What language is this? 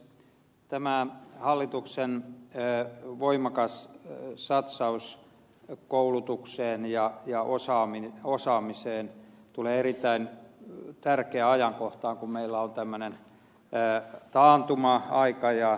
Finnish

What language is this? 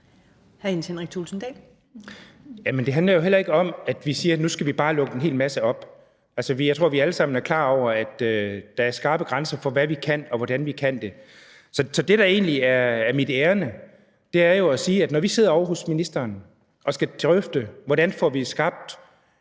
Danish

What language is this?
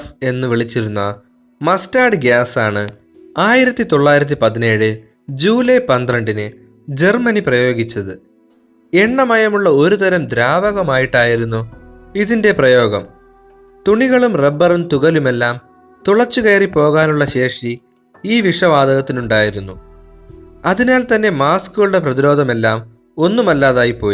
Malayalam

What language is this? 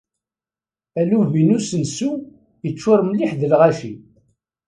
Kabyle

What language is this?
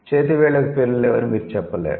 Telugu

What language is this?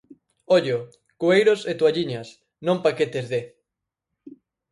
Galician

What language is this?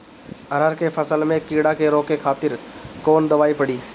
Bhojpuri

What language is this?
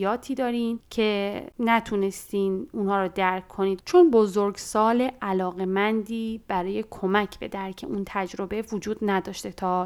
Persian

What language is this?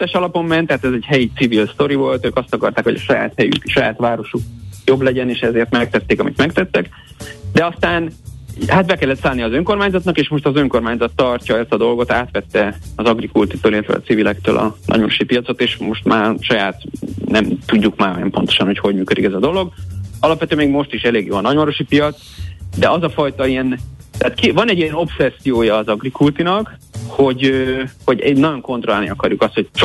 Hungarian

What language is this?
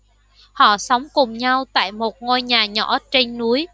Vietnamese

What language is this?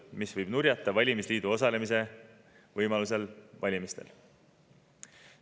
Estonian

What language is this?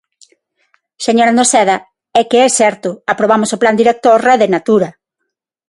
Galician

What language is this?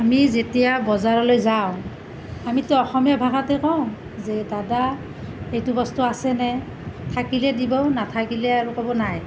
Assamese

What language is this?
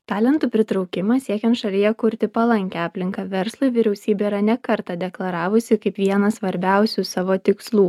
Lithuanian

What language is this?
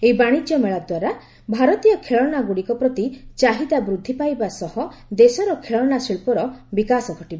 Odia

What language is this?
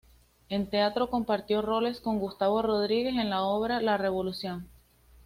Spanish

